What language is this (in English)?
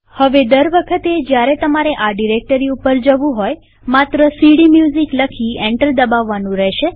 Gujarati